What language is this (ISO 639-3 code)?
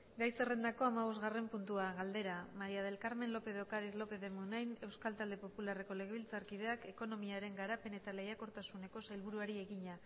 eus